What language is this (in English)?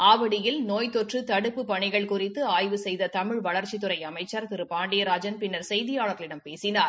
Tamil